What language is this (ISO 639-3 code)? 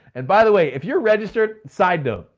eng